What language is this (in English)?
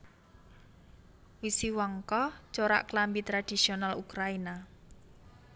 Javanese